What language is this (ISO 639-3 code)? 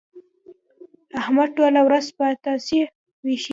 pus